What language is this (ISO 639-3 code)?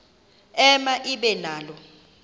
xho